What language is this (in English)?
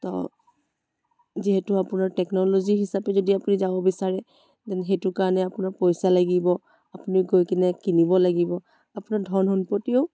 Assamese